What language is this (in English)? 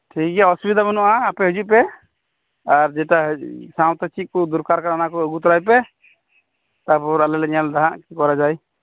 Santali